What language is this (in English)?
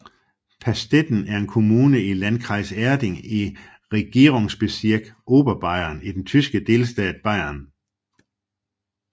Danish